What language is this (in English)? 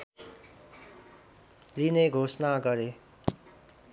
Nepali